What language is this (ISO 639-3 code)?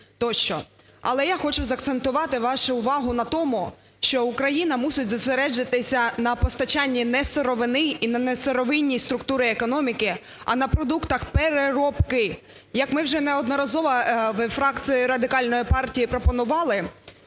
ukr